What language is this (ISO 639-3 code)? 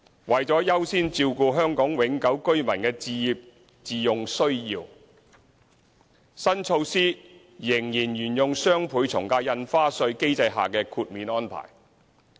yue